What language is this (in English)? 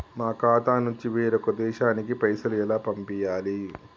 Telugu